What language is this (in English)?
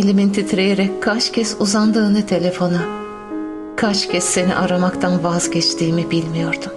Turkish